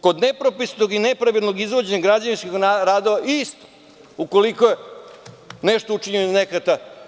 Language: Serbian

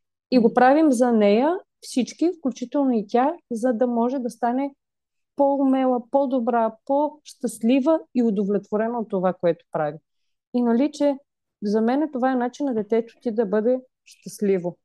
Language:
Bulgarian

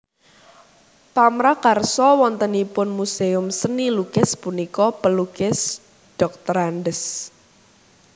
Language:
Javanese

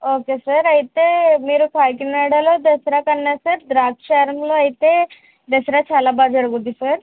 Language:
Telugu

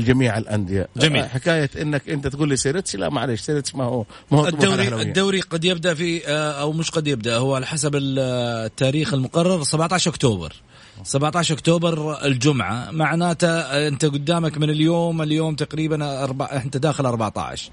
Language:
Arabic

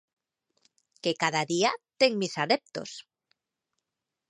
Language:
Galician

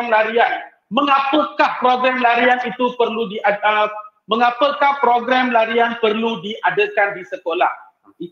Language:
Malay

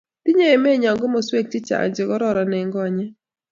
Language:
Kalenjin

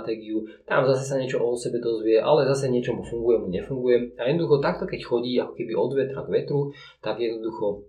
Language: Slovak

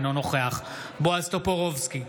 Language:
Hebrew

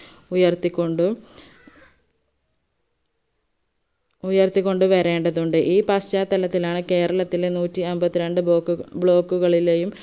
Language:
Malayalam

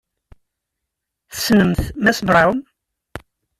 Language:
Kabyle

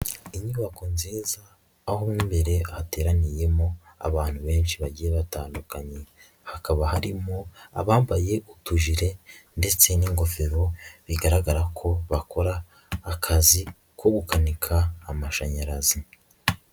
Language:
Kinyarwanda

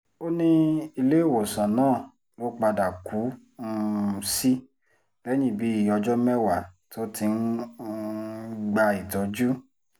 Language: Yoruba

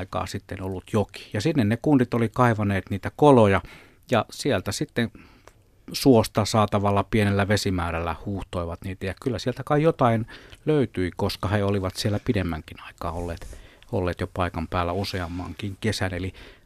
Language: Finnish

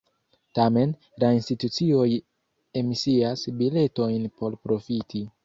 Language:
Esperanto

